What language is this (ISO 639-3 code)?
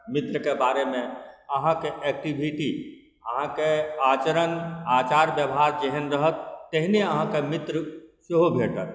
mai